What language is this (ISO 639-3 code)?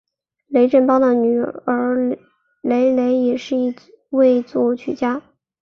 zho